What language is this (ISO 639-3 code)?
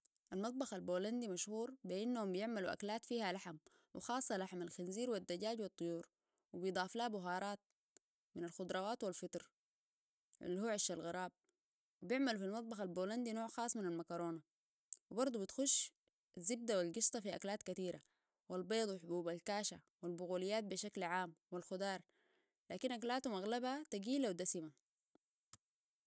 apd